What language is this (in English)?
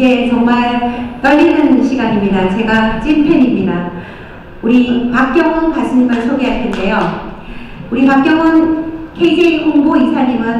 Korean